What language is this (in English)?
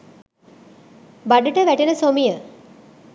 Sinhala